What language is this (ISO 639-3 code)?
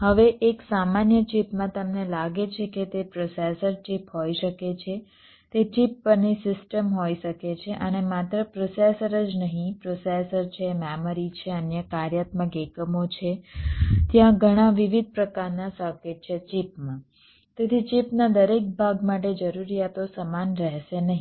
guj